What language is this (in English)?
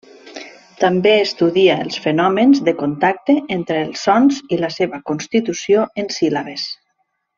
Catalan